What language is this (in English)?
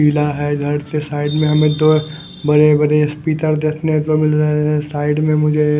Hindi